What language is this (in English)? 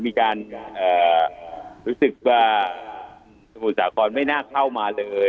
Thai